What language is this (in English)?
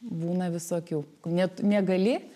Lithuanian